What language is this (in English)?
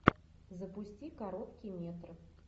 Russian